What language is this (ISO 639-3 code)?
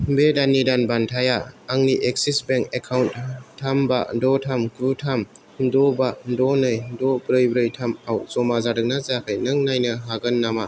brx